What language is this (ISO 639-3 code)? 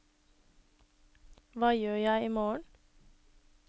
nor